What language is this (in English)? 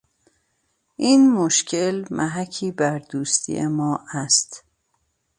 Persian